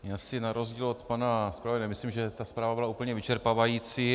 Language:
Czech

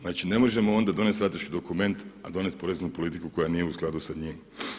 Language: Croatian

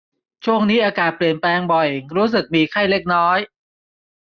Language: Thai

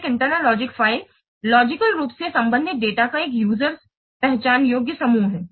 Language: Hindi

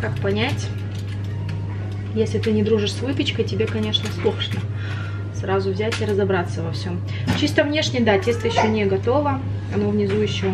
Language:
Russian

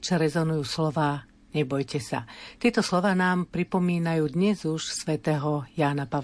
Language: Slovak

